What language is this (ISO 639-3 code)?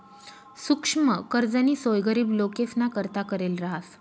mar